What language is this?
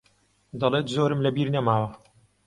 Central Kurdish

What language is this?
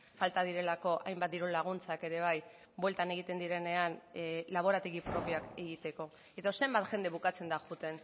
Basque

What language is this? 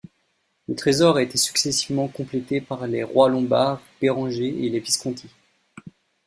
French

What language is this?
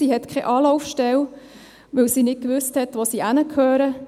Swiss German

